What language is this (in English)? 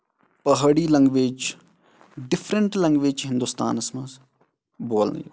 Kashmiri